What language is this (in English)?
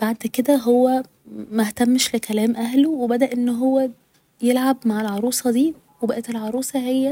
Egyptian Arabic